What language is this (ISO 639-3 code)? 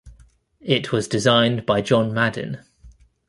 eng